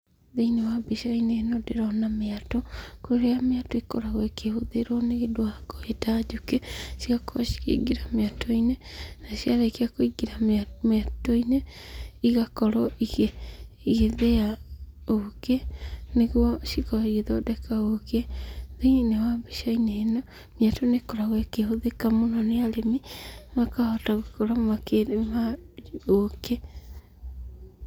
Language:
Kikuyu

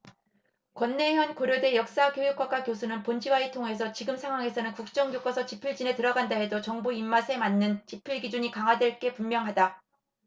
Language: Korean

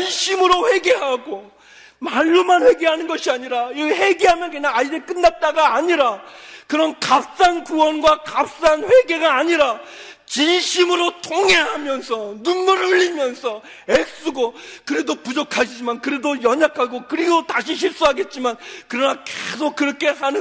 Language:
Korean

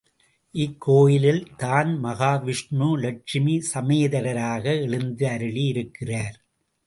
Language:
Tamil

